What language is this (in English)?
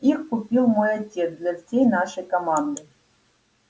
Russian